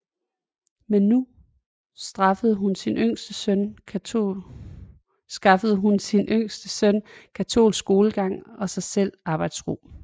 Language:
Danish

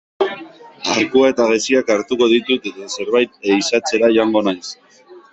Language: Basque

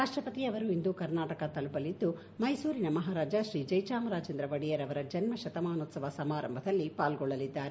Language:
Kannada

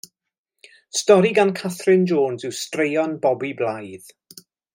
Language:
Welsh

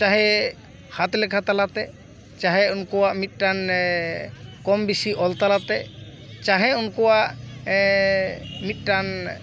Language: Santali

